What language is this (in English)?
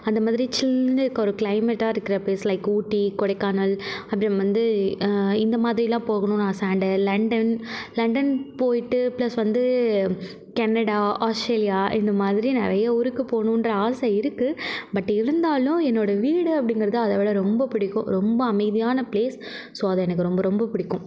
Tamil